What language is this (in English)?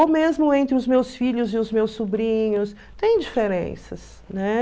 Portuguese